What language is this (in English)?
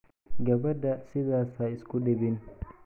Somali